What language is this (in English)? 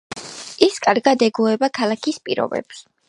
Georgian